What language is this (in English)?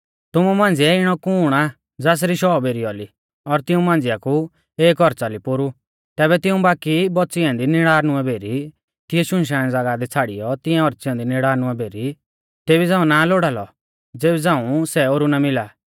Mahasu Pahari